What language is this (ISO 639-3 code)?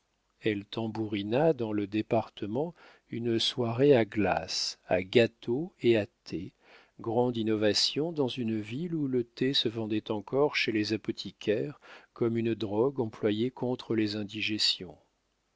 fra